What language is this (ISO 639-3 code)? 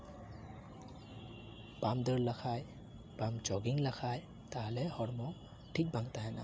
sat